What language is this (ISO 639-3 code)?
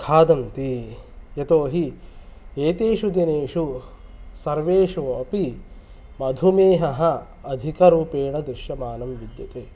san